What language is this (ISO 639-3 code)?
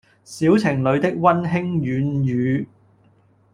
yue